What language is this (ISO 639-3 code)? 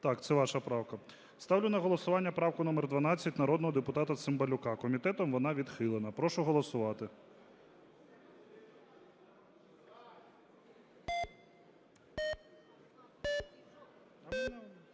ukr